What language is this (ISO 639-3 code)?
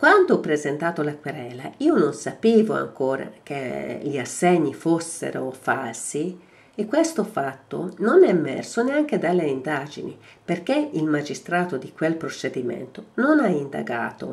ita